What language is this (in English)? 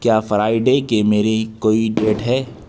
Urdu